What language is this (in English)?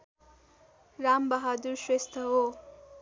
Nepali